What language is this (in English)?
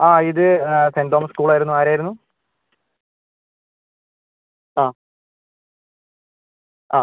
Malayalam